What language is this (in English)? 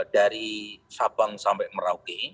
Indonesian